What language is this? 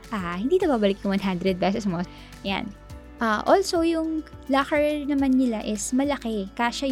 Filipino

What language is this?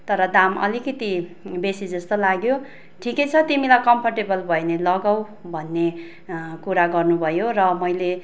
Nepali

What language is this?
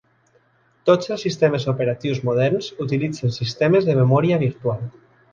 Catalan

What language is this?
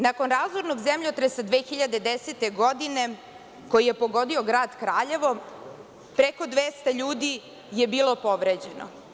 Serbian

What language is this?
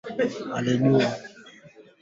Swahili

